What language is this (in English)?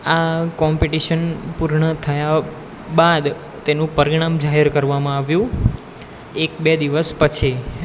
Gujarati